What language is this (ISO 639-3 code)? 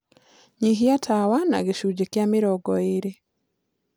kik